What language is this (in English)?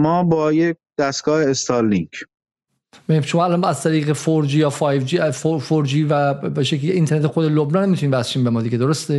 Persian